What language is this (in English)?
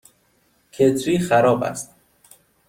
Persian